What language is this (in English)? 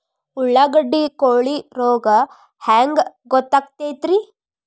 Kannada